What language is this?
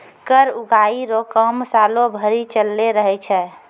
Maithili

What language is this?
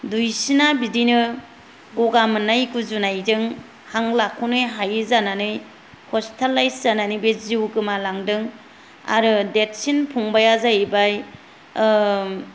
Bodo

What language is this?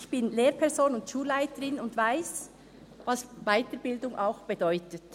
Swiss German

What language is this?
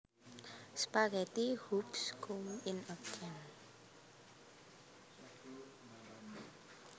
Javanese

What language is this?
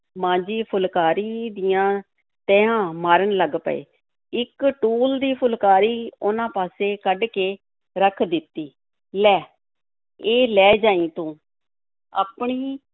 Punjabi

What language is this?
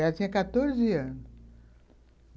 Portuguese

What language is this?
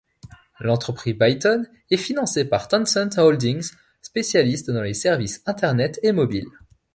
French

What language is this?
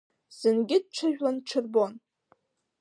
Abkhazian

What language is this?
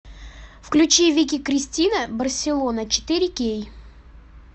Russian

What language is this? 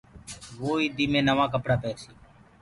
Gurgula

